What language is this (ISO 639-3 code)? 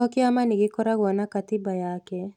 kik